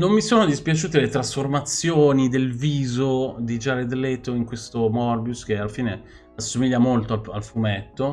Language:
Italian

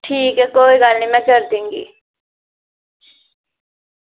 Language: Dogri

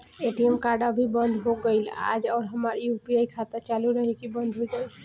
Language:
Bhojpuri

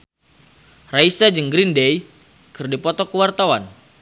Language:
Sundanese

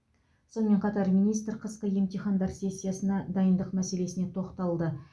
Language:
Kazakh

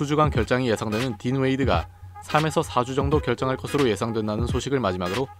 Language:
Korean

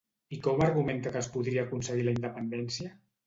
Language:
Catalan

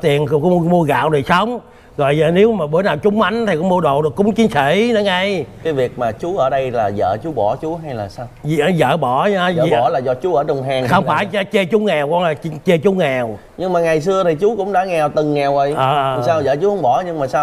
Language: Vietnamese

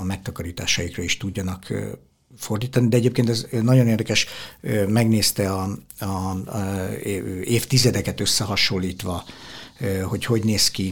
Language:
Hungarian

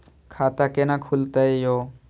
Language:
Maithili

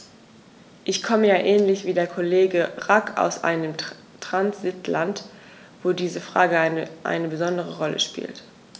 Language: German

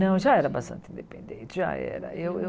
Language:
Portuguese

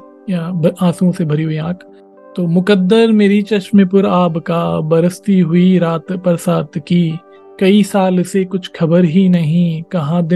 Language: Hindi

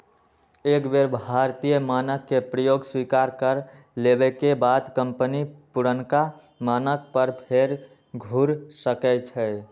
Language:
Magahi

